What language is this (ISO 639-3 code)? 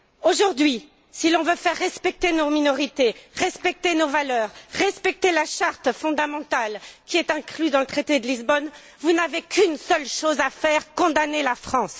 fra